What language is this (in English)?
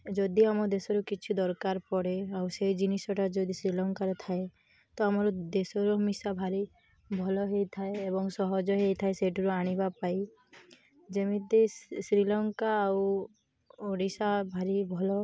Odia